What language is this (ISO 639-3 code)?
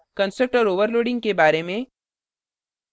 hin